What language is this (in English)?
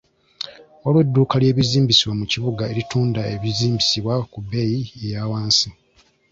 Ganda